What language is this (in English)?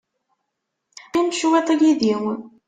Kabyle